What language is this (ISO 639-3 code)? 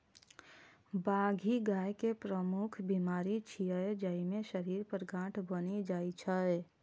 mai